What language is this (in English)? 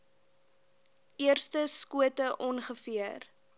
Afrikaans